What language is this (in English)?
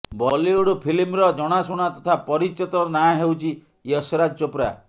Odia